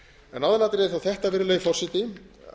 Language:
Icelandic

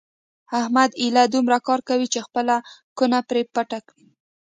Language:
Pashto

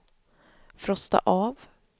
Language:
Swedish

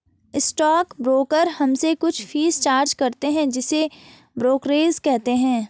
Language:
Hindi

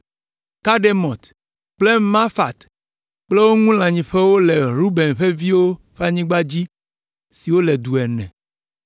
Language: Ewe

